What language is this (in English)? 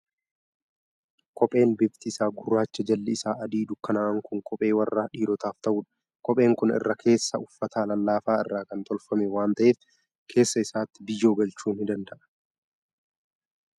Oromo